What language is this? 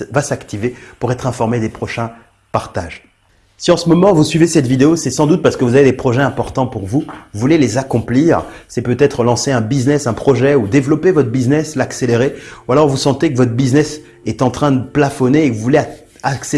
French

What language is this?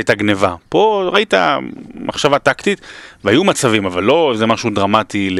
Hebrew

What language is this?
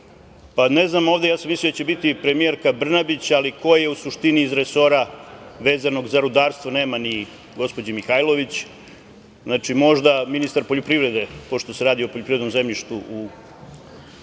Serbian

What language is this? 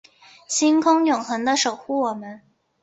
Chinese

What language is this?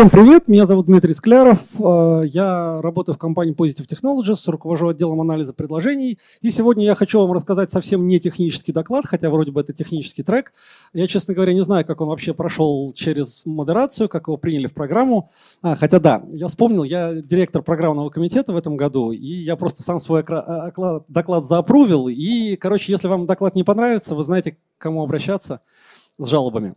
Russian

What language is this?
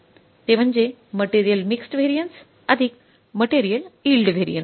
Marathi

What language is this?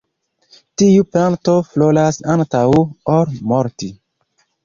Esperanto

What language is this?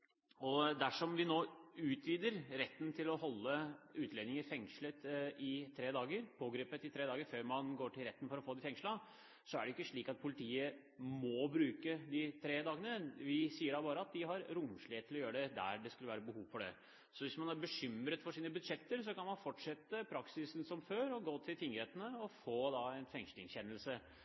Norwegian Bokmål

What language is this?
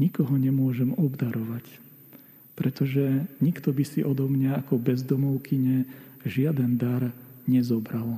Slovak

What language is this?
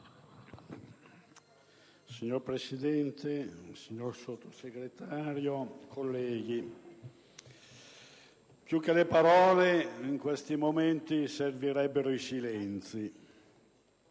Italian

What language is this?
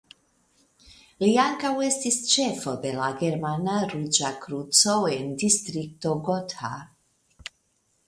Esperanto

